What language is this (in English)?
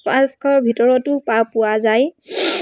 Assamese